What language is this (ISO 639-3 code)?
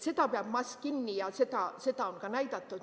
est